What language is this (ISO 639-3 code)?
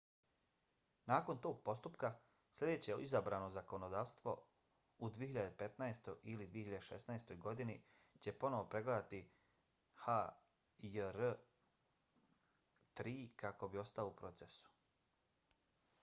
bos